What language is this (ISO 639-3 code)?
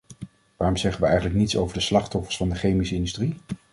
nld